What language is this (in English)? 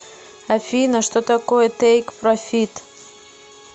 Russian